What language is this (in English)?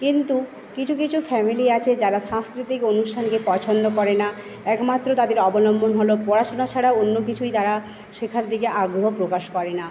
Bangla